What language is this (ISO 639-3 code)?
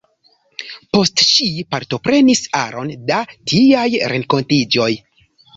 epo